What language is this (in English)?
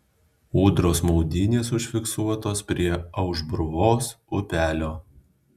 Lithuanian